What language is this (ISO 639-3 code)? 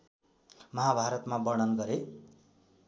nep